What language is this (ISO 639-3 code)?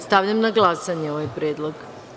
srp